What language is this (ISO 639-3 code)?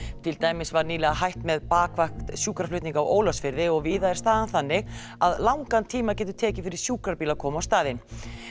isl